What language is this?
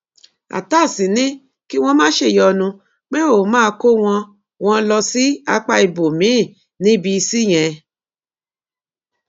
Yoruba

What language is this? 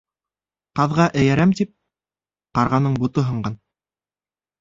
Bashkir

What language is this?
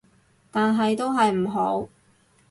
Cantonese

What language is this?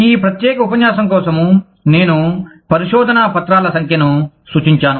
Telugu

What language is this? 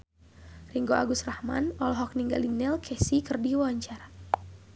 Sundanese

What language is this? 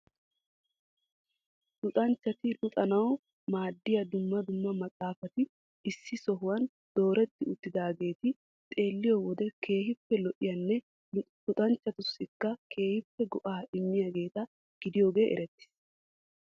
Wolaytta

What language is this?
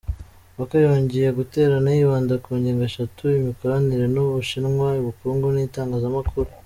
Kinyarwanda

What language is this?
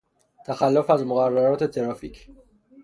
Persian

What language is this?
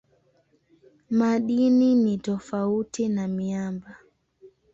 Swahili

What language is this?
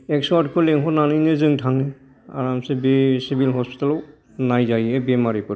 Bodo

